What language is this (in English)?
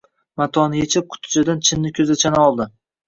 Uzbek